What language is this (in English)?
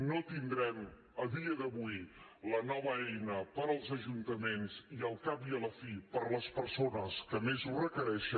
Catalan